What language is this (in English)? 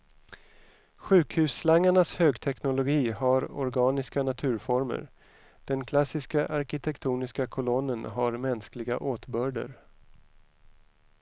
Swedish